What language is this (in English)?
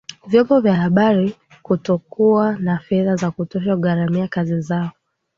Swahili